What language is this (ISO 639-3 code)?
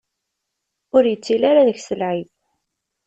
kab